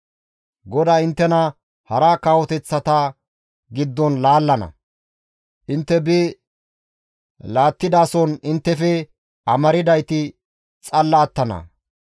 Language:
Gamo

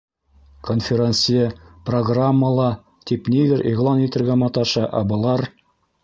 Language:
Bashkir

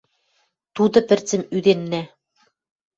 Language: Western Mari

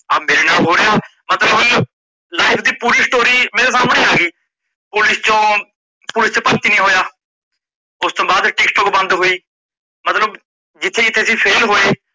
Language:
Punjabi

